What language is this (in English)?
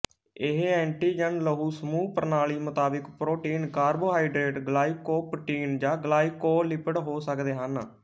Punjabi